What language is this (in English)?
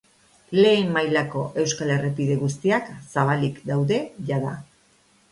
Basque